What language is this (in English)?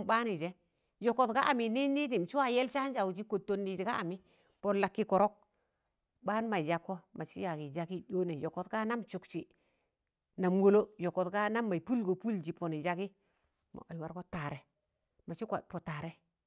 Tangale